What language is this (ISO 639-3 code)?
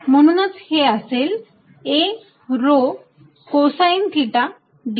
mar